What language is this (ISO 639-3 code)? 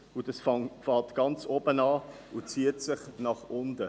gsw